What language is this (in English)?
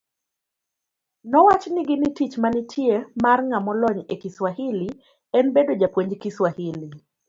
Luo (Kenya and Tanzania)